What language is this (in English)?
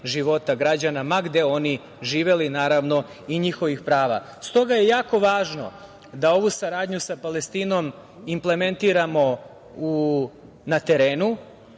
Serbian